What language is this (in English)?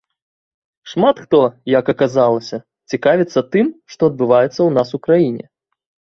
Belarusian